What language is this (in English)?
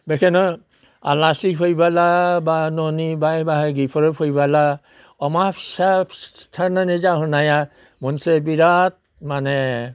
Bodo